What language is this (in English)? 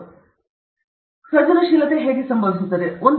Kannada